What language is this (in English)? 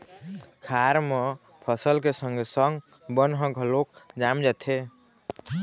Chhattisgarhi